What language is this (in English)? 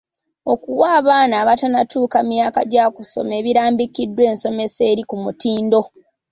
Ganda